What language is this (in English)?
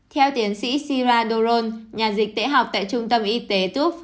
Vietnamese